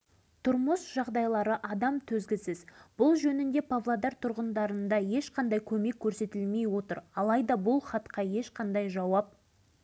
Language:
Kazakh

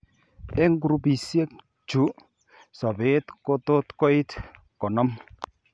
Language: Kalenjin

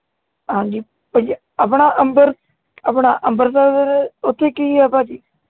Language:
Punjabi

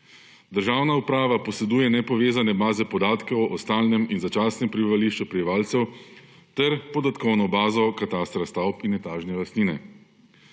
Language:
Slovenian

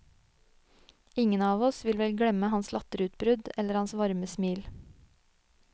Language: Norwegian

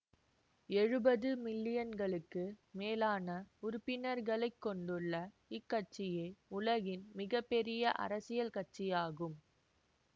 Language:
Tamil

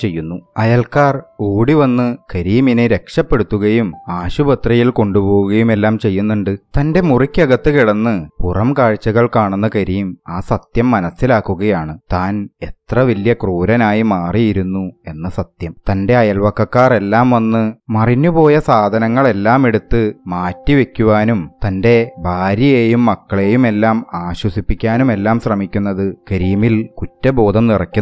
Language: Malayalam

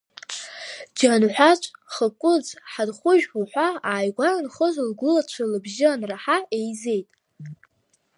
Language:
Abkhazian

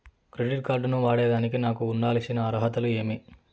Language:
Telugu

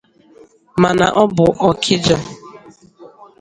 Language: Igbo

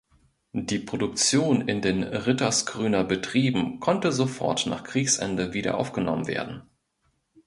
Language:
German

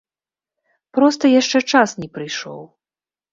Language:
Belarusian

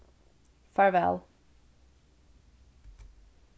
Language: Faroese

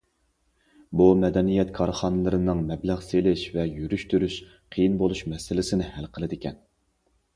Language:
Uyghur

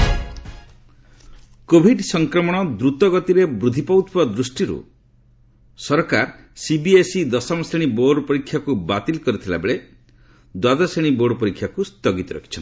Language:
Odia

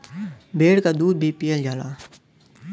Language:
Bhojpuri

